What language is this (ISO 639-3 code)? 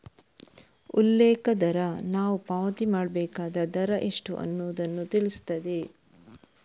kan